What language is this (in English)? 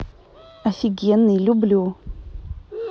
Russian